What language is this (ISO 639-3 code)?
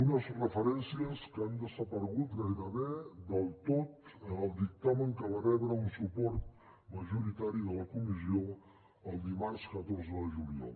cat